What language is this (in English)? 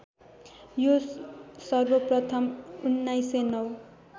Nepali